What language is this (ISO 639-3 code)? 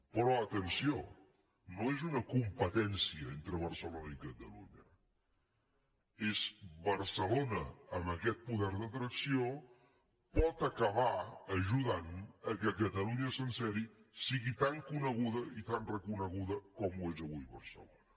cat